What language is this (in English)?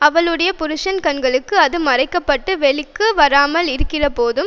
Tamil